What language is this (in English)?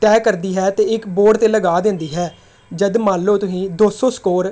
Punjabi